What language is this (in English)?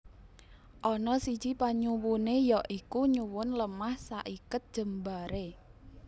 Javanese